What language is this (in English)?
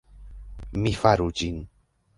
Esperanto